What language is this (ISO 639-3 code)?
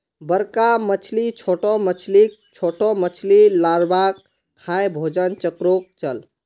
mag